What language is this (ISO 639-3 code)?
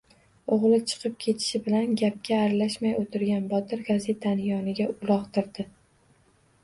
uzb